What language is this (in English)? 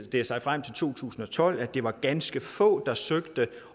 Danish